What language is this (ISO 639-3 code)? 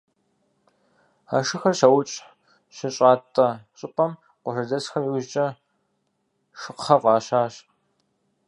kbd